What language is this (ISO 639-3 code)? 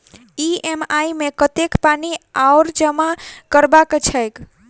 mai